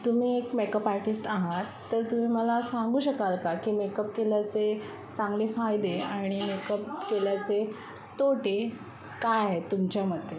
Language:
Marathi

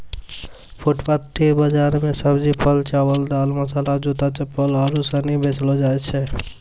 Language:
Maithili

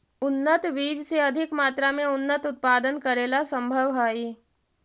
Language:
Magahi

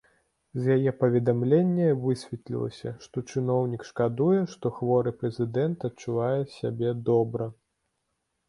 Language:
Belarusian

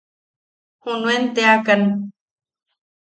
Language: Yaqui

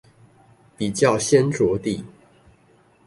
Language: Chinese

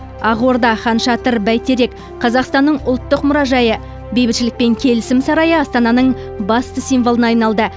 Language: Kazakh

